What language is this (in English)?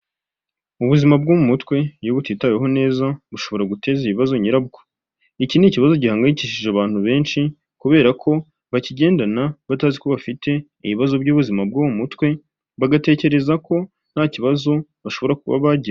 Kinyarwanda